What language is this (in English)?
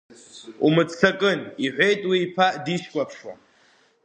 Abkhazian